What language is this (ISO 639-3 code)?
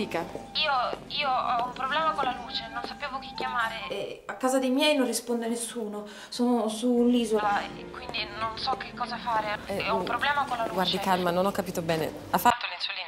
ita